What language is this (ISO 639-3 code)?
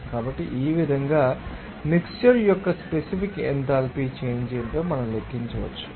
tel